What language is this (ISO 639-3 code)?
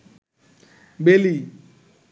ben